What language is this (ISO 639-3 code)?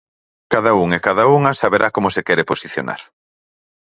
glg